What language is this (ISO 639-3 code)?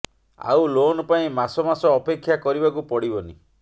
ori